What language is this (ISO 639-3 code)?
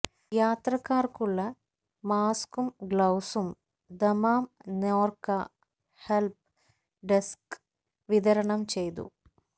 mal